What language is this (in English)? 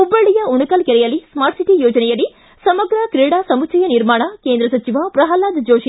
Kannada